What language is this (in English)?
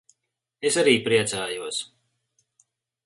Latvian